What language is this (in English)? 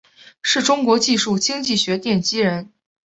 Chinese